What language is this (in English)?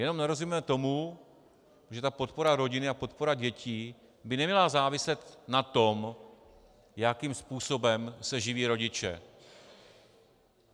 Czech